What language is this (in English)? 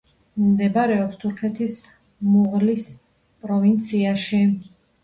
Georgian